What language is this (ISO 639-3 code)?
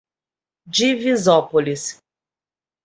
por